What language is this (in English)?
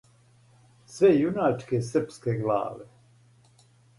Serbian